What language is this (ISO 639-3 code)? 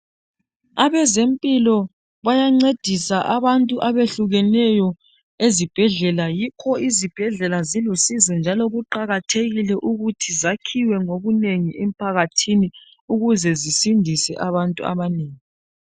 nde